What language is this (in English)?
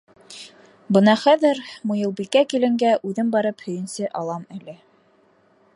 Bashkir